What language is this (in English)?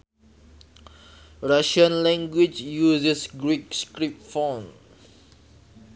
Sundanese